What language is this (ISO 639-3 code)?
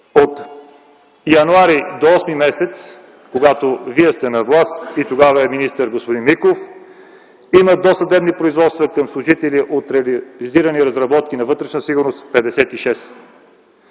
bul